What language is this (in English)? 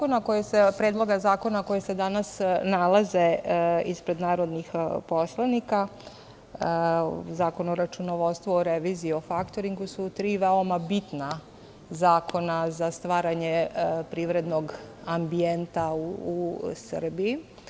Serbian